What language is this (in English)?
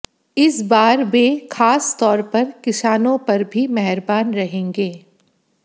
Hindi